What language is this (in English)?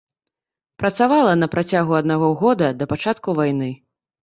Belarusian